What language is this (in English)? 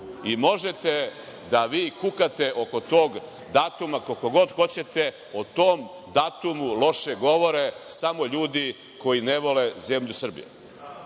Serbian